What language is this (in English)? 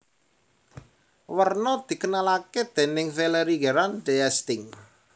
Javanese